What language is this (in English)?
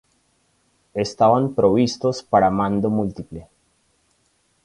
Spanish